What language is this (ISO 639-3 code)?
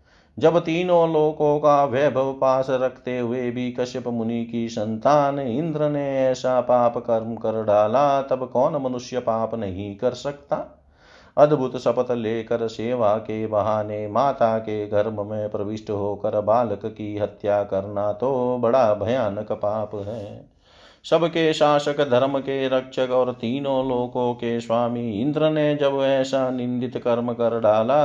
hin